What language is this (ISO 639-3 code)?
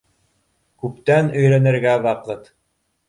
bak